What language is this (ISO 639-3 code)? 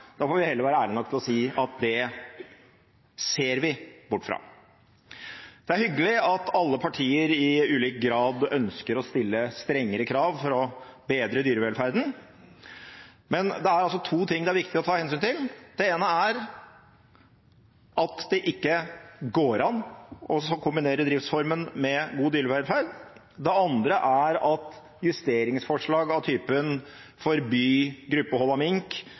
nob